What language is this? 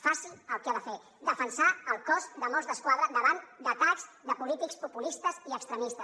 Catalan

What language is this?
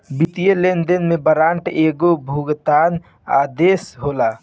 Bhojpuri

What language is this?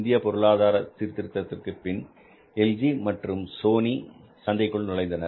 Tamil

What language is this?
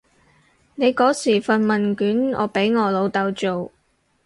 Cantonese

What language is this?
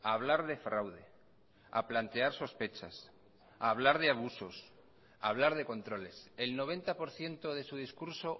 Spanish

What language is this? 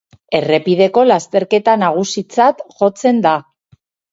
Basque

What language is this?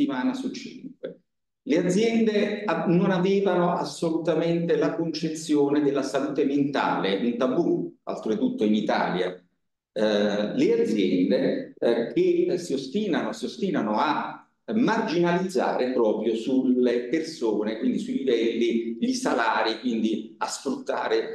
Italian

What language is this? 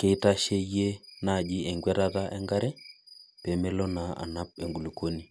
Masai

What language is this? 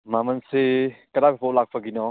Manipuri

